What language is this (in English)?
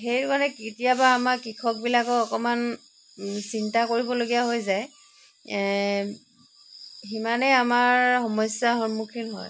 Assamese